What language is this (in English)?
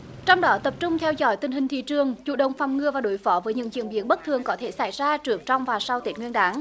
Vietnamese